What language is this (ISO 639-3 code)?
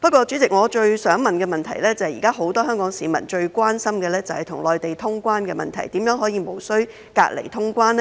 yue